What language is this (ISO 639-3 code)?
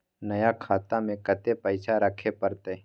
mai